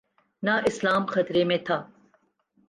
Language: Urdu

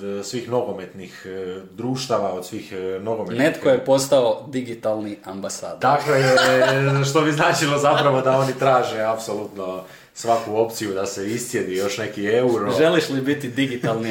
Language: Croatian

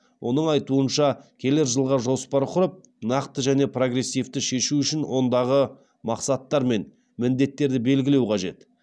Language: Kazakh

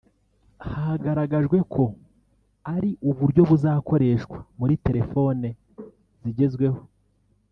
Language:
Kinyarwanda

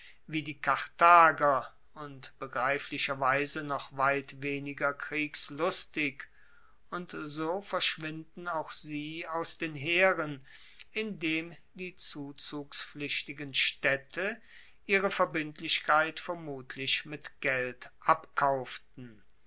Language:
German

